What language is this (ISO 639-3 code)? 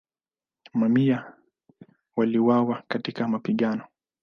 swa